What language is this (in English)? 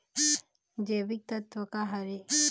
Chhattisgarhi